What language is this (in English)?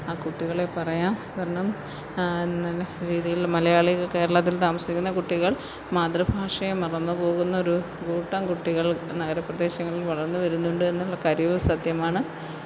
Malayalam